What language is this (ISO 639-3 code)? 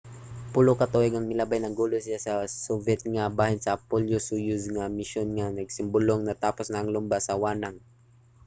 ceb